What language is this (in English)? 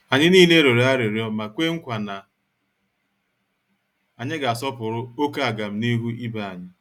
Igbo